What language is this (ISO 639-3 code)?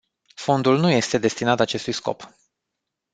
ron